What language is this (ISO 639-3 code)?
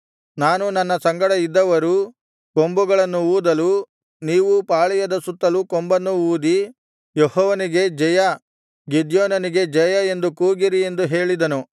kan